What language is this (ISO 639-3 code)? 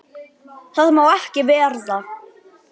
isl